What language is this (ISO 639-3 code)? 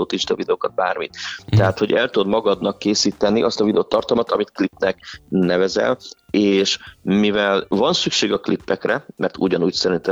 hun